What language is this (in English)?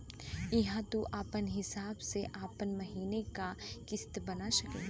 Bhojpuri